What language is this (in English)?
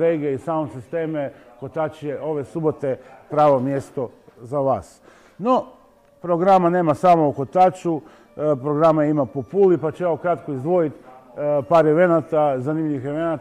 Croatian